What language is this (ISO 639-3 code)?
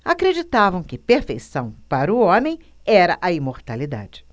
por